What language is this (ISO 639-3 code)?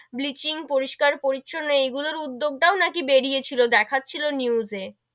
ben